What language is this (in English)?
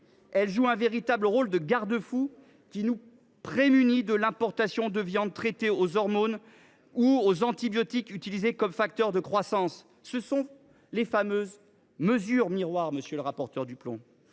French